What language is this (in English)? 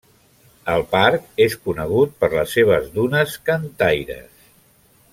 Catalan